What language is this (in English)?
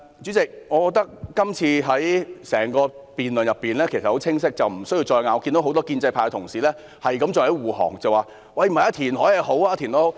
Cantonese